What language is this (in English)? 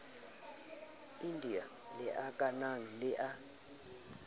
Southern Sotho